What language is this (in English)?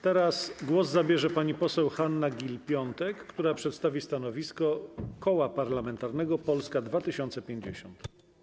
Polish